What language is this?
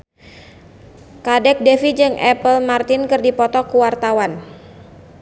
Sundanese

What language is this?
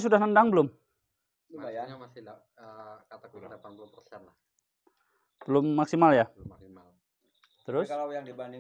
Indonesian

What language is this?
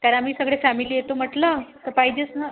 Marathi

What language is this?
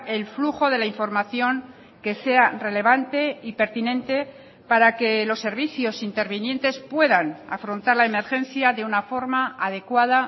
Spanish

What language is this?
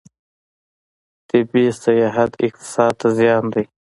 Pashto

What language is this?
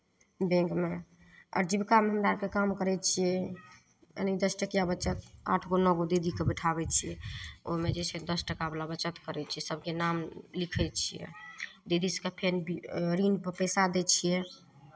Maithili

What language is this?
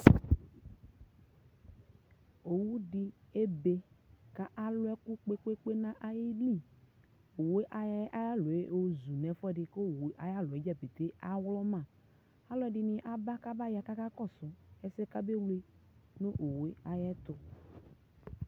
Ikposo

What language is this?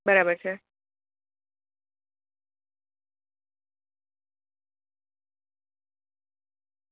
Gujarati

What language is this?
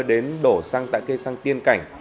Vietnamese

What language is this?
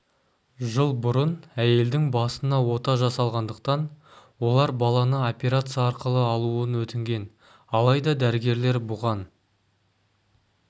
Kazakh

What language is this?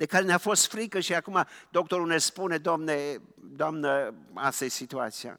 Romanian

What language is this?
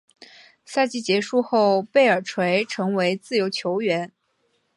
Chinese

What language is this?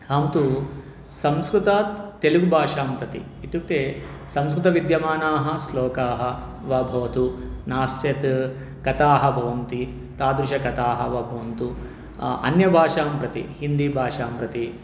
Sanskrit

